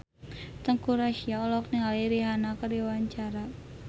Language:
Sundanese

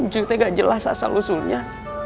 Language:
Indonesian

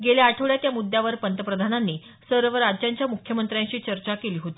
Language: Marathi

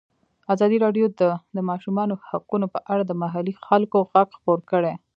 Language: Pashto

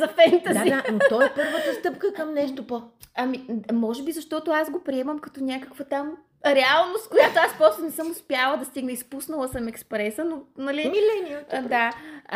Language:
Bulgarian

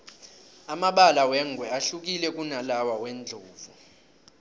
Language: South Ndebele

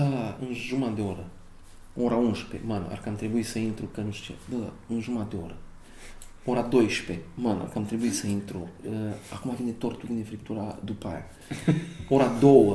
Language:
Romanian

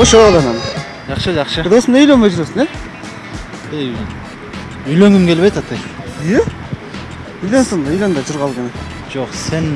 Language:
Turkish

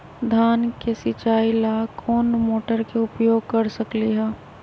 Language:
Magahi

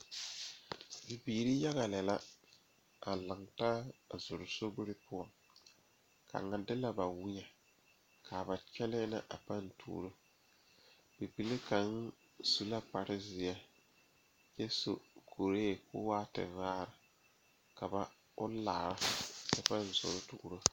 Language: Southern Dagaare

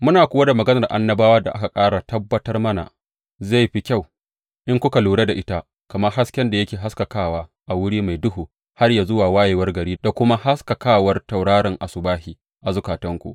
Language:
Hausa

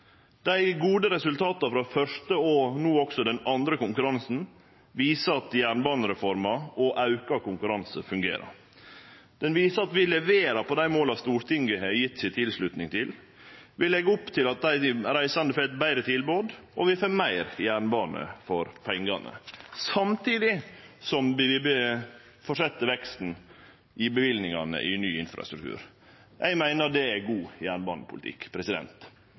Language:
Norwegian Nynorsk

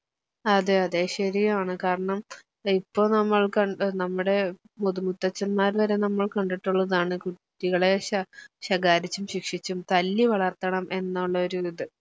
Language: Malayalam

